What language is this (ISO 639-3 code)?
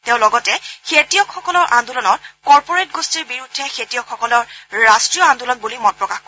asm